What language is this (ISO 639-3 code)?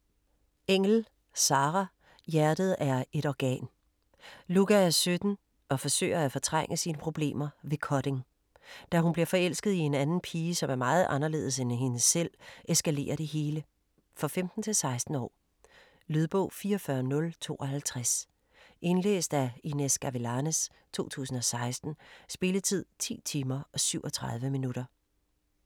dan